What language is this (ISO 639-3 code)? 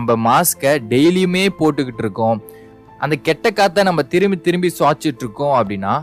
tam